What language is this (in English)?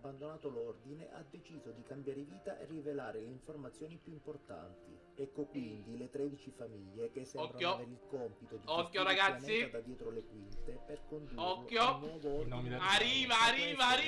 Italian